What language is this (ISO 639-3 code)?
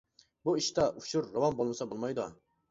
uig